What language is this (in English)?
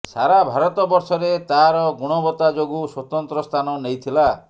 Odia